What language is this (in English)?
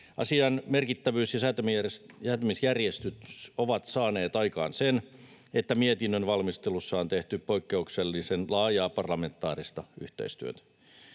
Finnish